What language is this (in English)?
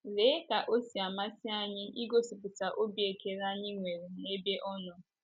Igbo